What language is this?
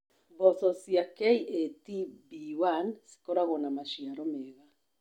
Kikuyu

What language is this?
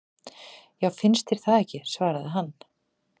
Icelandic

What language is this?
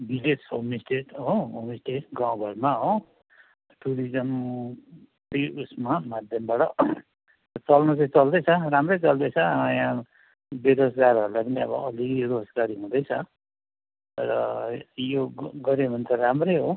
Nepali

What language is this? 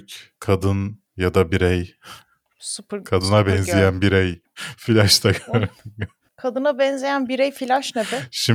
Turkish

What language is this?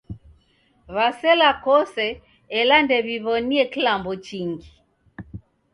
Taita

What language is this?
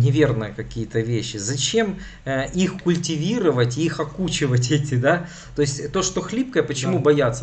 Russian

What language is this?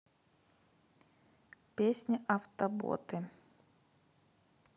Russian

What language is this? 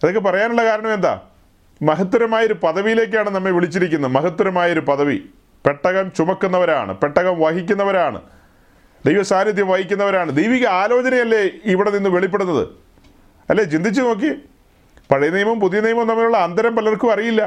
Malayalam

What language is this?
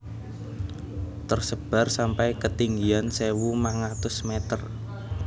Javanese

